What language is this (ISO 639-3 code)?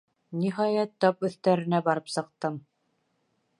bak